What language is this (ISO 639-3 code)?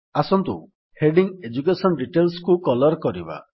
ori